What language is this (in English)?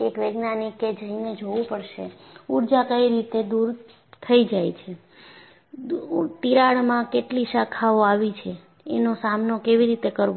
Gujarati